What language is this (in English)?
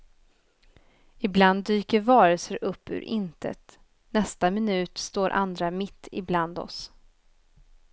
Swedish